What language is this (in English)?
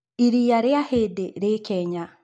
Kikuyu